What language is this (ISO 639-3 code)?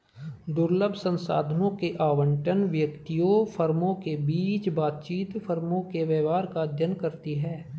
hin